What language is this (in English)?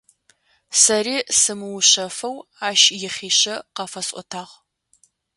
Adyghe